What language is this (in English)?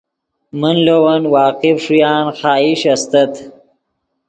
Yidgha